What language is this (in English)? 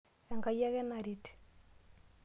Masai